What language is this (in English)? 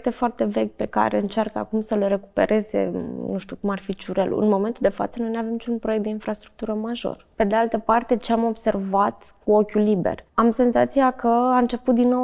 Romanian